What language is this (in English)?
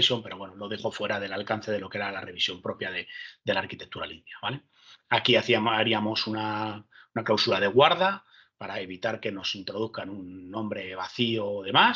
Spanish